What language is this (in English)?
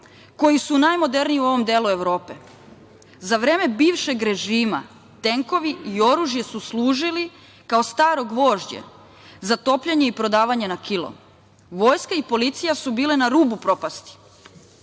Serbian